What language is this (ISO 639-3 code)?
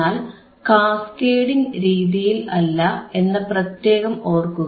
mal